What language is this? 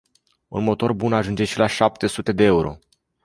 Romanian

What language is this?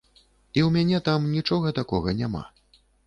Belarusian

